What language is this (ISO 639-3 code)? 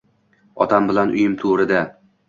uzb